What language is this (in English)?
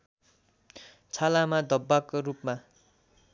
Nepali